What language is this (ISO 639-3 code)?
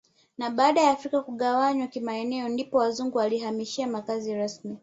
swa